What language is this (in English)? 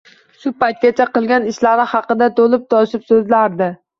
Uzbek